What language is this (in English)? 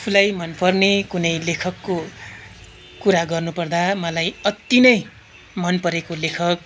Nepali